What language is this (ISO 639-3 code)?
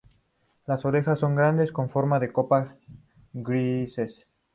spa